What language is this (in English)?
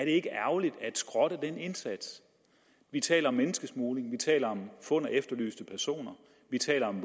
Danish